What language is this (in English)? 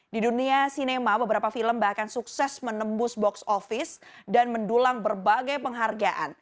Indonesian